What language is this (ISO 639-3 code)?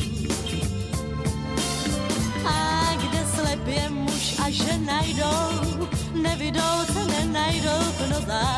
ces